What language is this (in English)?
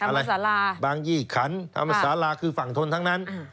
Thai